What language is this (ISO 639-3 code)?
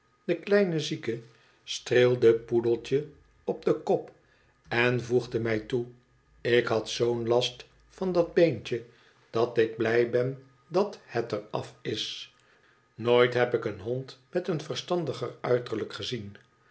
nld